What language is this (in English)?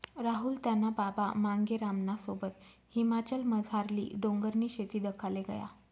Marathi